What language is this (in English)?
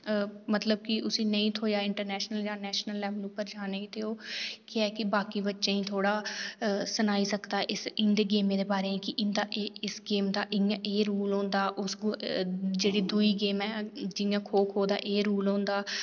Dogri